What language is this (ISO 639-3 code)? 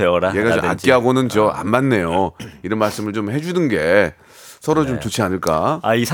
kor